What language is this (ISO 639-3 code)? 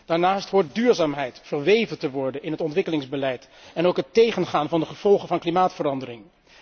nld